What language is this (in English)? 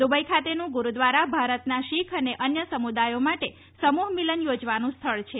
Gujarati